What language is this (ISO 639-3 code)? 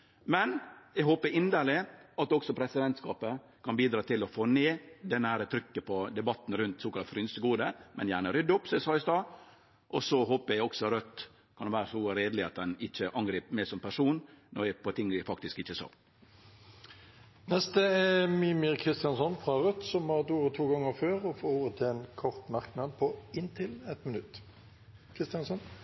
nor